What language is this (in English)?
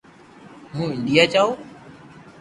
Loarki